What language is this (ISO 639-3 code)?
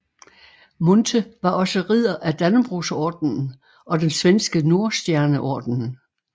dan